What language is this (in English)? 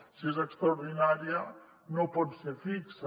Catalan